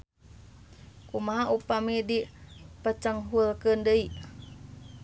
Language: Sundanese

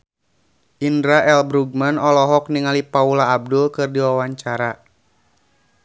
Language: Sundanese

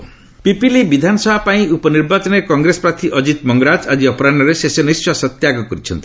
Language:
Odia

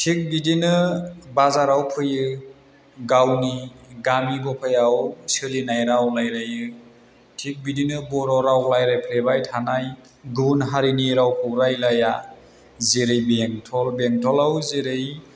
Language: Bodo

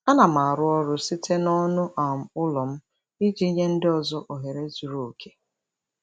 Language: Igbo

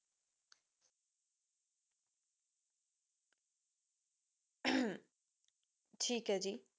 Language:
Punjabi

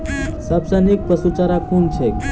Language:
Maithili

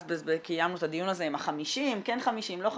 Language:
Hebrew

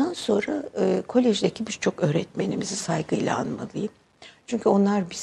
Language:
Turkish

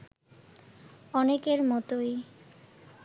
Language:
Bangla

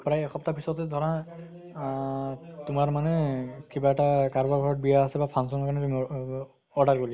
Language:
Assamese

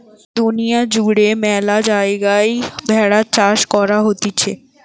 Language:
Bangla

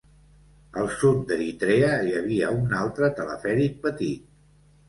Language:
Catalan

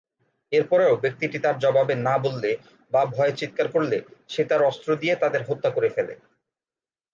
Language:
Bangla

